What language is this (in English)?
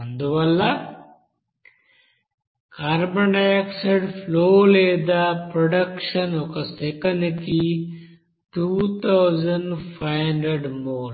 Telugu